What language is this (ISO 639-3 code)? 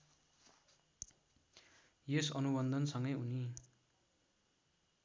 nep